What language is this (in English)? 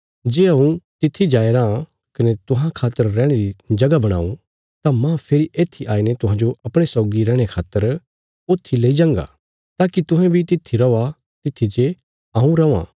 Bilaspuri